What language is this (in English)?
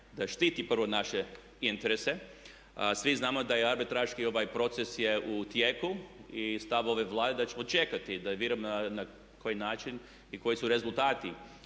Croatian